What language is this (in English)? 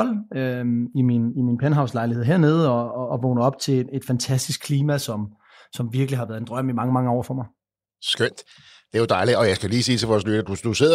Danish